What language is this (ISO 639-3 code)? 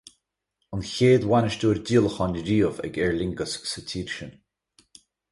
gle